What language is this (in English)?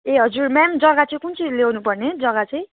Nepali